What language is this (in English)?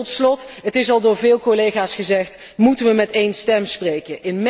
Dutch